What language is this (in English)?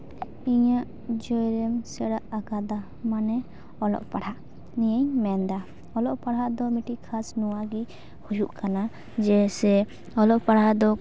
Santali